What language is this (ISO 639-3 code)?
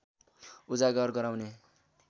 nep